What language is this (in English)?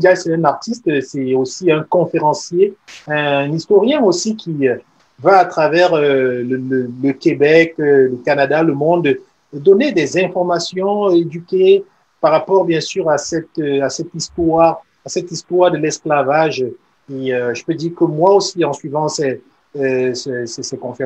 French